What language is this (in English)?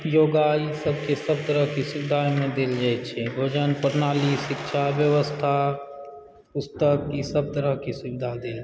Maithili